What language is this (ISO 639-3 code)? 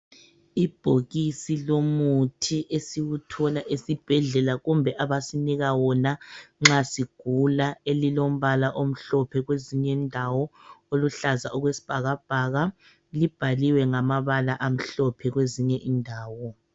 nde